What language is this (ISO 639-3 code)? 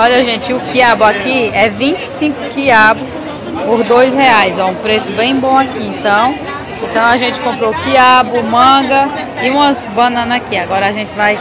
por